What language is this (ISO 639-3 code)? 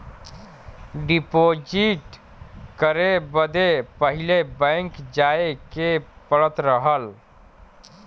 bho